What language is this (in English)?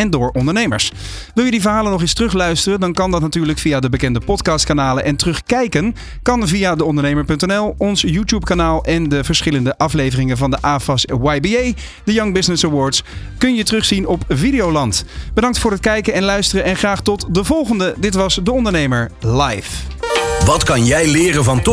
Dutch